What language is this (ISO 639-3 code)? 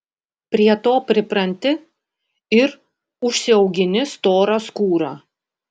lit